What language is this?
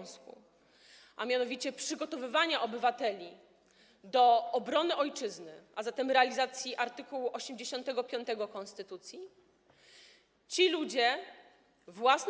Polish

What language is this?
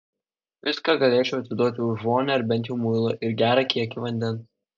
Lithuanian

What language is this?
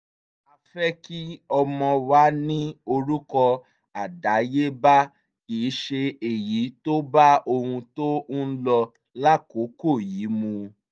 Yoruba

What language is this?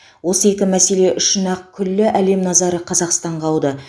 Kazakh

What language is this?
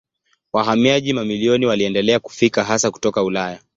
Swahili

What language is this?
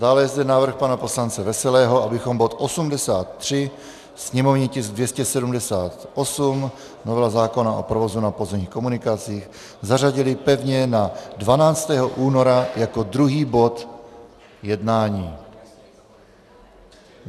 Czech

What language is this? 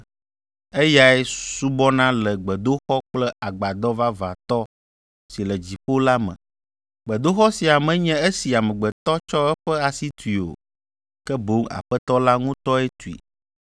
Ewe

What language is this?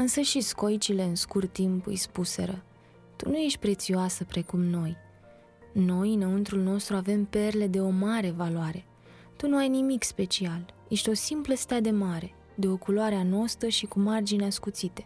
Romanian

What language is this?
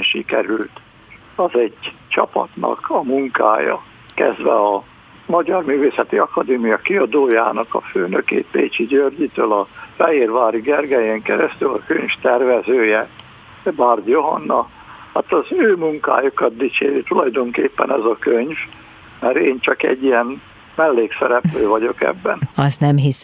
Hungarian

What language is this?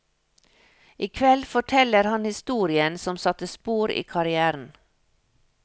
Norwegian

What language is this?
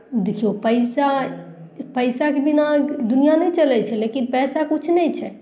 Maithili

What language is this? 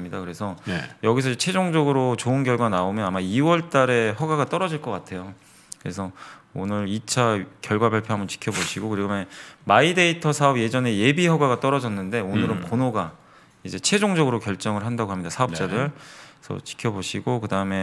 Korean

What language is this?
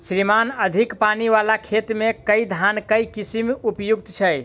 Maithili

